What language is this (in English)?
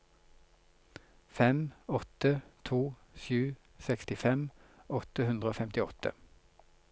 Norwegian